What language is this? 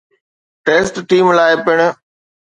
Sindhi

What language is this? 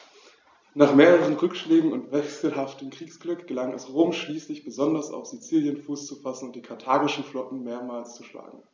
German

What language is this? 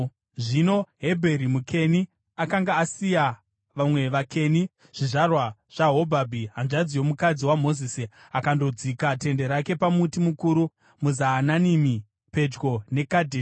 Shona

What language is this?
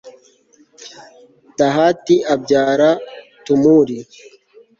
Kinyarwanda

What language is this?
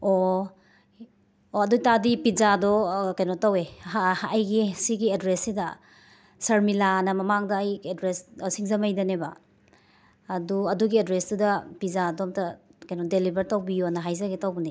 Manipuri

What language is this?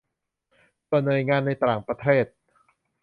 Thai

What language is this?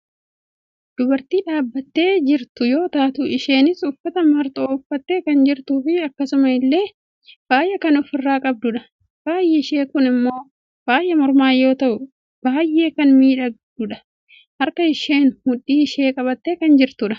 Oromo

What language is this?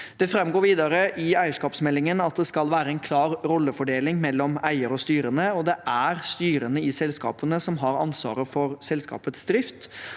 Norwegian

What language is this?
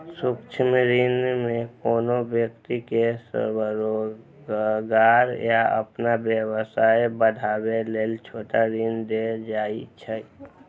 Maithili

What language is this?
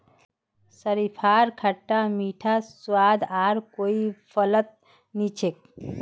Magahi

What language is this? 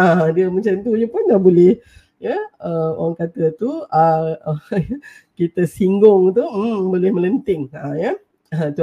Malay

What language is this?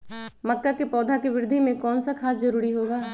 Magahi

